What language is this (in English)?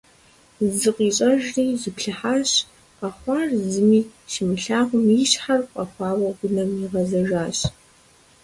Kabardian